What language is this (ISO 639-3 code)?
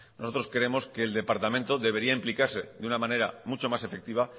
spa